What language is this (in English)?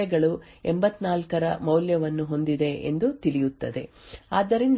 Kannada